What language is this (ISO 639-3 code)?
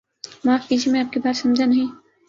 urd